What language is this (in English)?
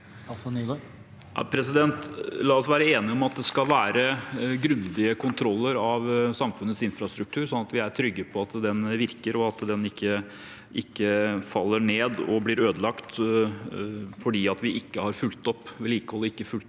Norwegian